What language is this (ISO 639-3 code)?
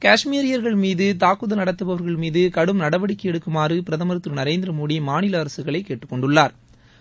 tam